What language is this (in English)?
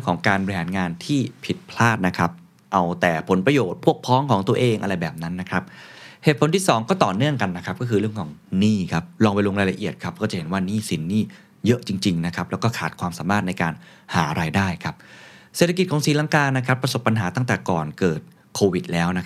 Thai